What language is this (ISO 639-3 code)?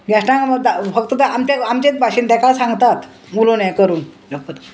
kok